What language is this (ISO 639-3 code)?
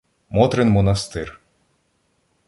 ukr